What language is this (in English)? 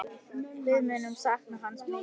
Icelandic